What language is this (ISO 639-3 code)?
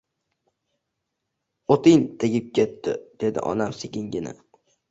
uzb